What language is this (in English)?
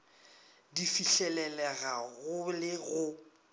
Northern Sotho